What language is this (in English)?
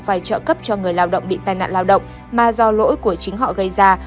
Vietnamese